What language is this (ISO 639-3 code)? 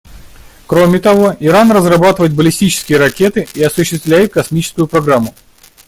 rus